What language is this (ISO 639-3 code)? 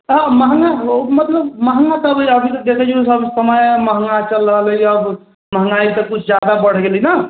mai